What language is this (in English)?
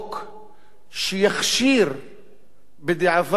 Hebrew